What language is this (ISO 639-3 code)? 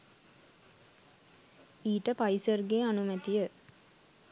sin